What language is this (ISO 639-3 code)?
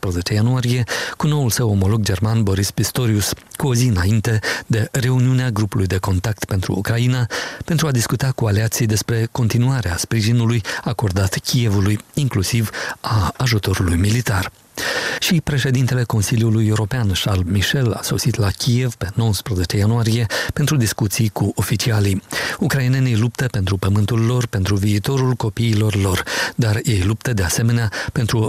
ron